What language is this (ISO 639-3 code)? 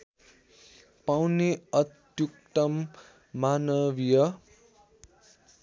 nep